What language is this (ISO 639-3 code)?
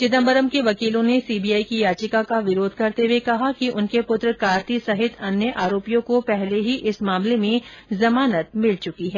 hin